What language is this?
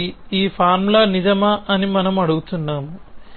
Telugu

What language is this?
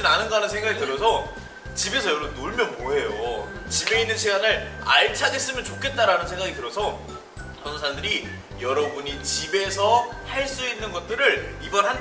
Korean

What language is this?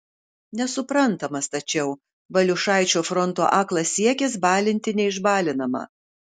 Lithuanian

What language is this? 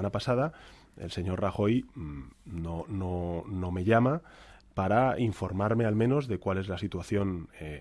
Spanish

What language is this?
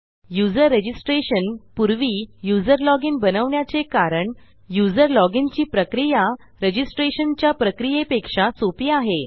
Marathi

